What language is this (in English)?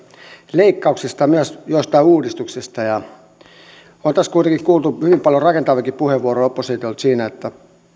Finnish